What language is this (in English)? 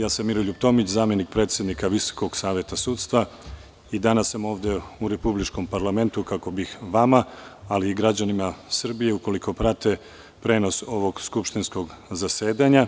Serbian